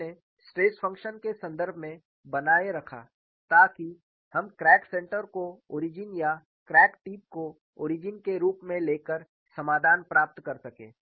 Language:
Hindi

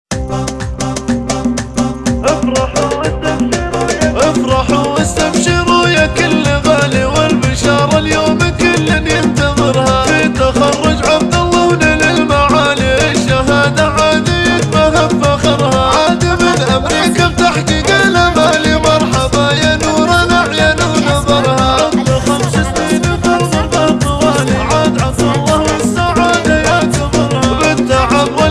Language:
Arabic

